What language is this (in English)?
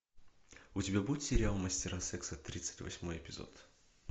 Russian